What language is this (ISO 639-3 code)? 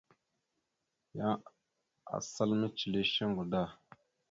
mxu